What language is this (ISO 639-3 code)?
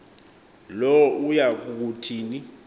xho